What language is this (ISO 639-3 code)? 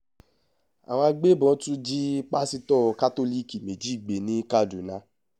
yor